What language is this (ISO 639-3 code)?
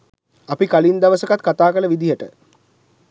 sin